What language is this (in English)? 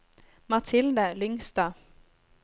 Norwegian